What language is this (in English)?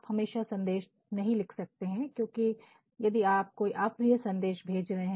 Hindi